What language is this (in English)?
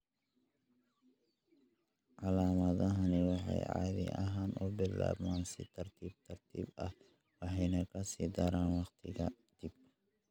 Somali